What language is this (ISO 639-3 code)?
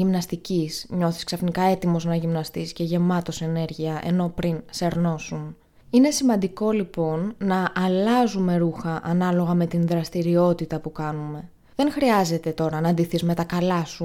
ell